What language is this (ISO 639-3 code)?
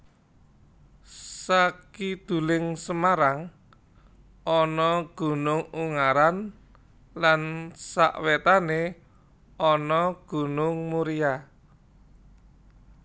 jav